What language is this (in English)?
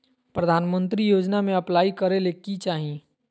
Magahi